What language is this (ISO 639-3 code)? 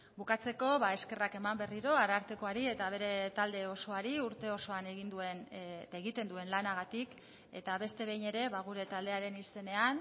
eus